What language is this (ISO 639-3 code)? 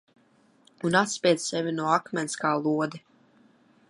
lav